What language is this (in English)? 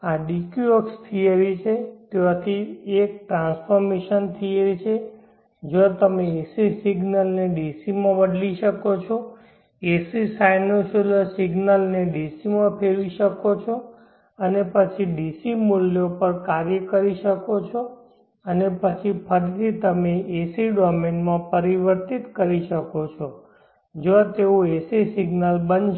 Gujarati